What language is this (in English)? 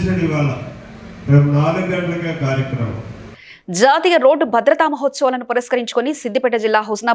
Telugu